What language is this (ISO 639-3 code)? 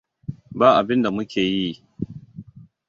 hau